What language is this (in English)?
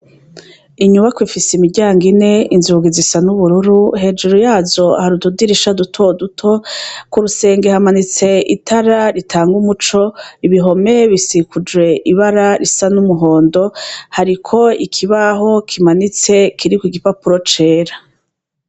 Rundi